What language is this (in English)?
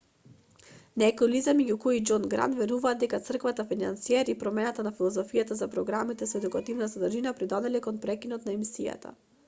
Macedonian